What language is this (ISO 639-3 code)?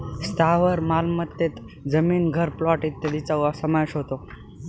mar